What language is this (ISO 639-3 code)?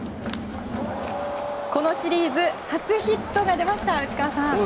jpn